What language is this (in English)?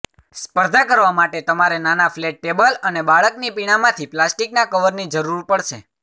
Gujarati